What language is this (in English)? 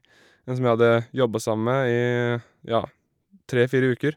Norwegian